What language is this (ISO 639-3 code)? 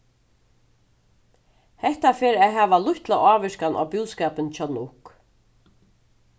fao